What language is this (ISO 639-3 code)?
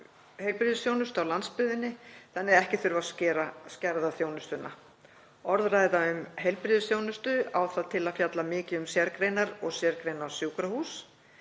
isl